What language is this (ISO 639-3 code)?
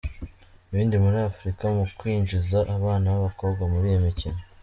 kin